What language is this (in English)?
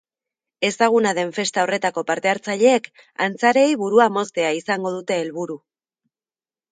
Basque